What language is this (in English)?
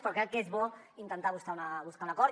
Catalan